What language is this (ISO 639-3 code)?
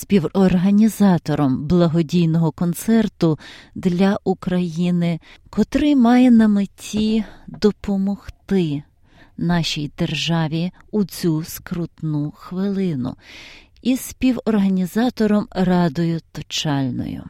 ukr